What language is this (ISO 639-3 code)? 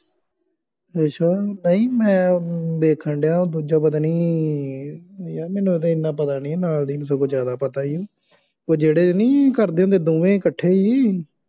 pan